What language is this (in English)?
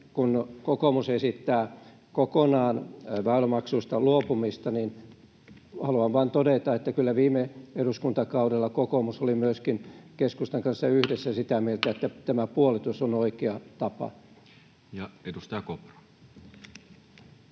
Finnish